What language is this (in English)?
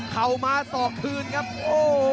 Thai